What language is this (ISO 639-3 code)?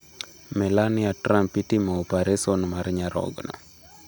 luo